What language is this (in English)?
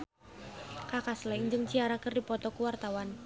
Sundanese